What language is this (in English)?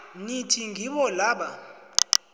South Ndebele